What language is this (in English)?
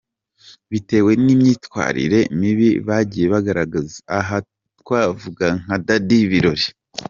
Kinyarwanda